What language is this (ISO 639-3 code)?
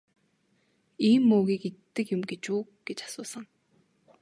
mon